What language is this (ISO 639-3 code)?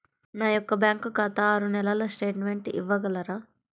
tel